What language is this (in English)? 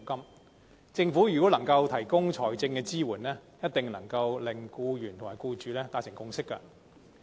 Cantonese